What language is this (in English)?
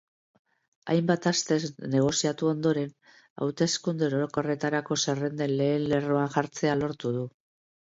Basque